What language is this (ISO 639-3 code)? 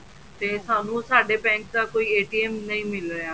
pan